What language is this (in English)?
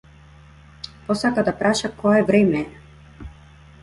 Macedonian